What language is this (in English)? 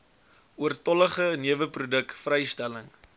Afrikaans